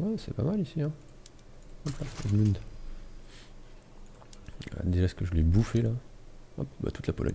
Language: French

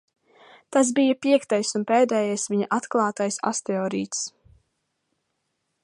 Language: Latvian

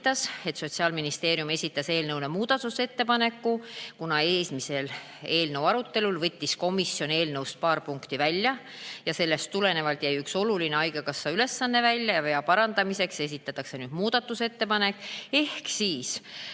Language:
Estonian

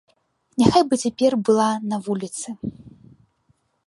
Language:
Belarusian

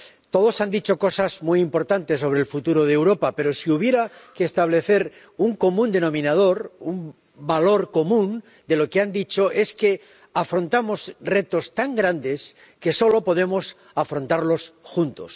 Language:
Spanish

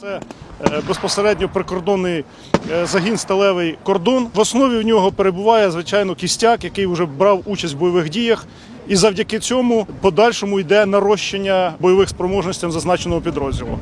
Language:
Ukrainian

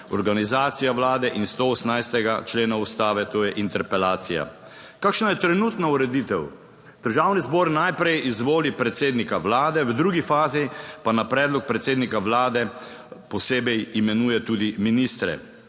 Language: Slovenian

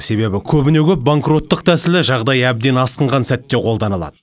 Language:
Kazakh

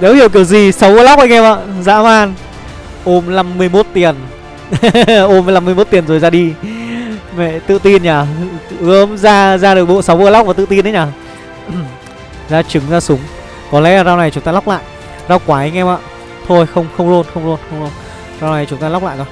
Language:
Vietnamese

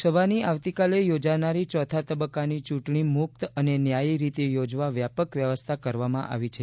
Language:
Gujarati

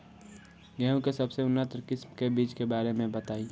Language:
Bhojpuri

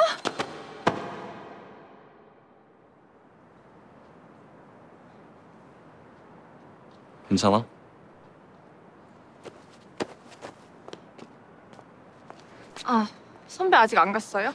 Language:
Korean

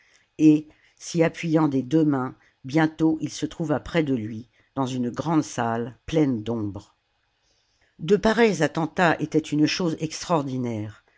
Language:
French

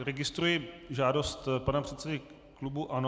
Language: Czech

